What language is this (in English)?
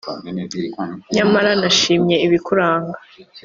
Kinyarwanda